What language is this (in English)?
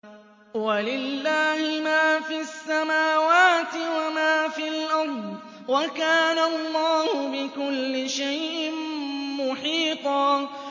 Arabic